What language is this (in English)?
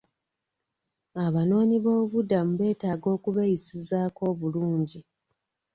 Ganda